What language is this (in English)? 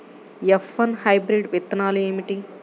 Telugu